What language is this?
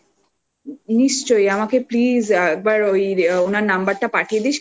Bangla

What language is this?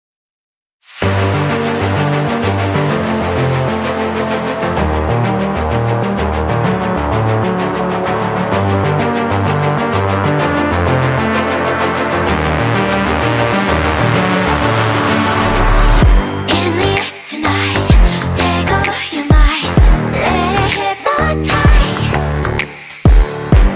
English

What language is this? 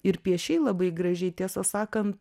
Lithuanian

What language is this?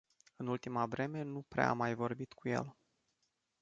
Romanian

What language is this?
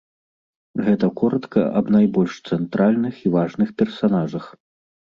Belarusian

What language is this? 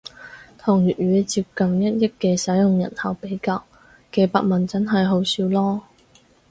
Cantonese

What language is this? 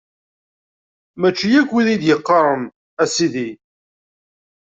Kabyle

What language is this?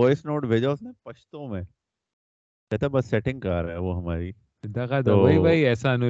Urdu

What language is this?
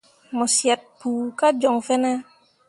Mundang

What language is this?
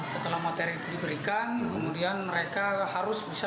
Indonesian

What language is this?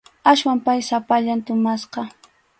Arequipa-La Unión Quechua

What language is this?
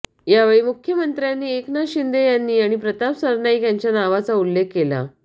Marathi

